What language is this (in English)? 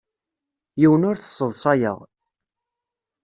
Kabyle